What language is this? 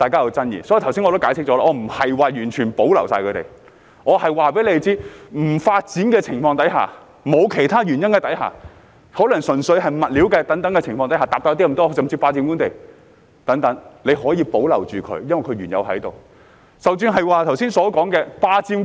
Cantonese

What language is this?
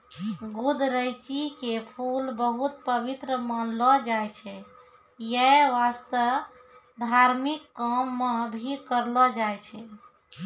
Maithili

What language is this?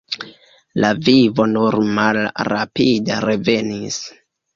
Esperanto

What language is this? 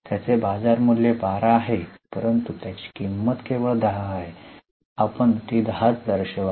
Marathi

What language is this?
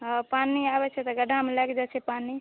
Maithili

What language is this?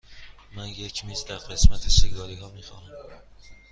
Persian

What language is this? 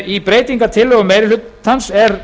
Icelandic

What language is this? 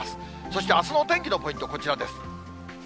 Japanese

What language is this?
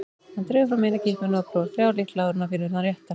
Icelandic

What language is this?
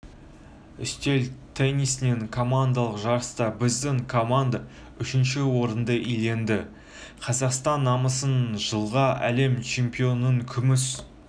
Kazakh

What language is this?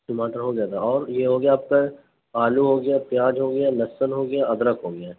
Urdu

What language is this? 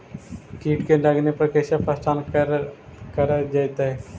Magahi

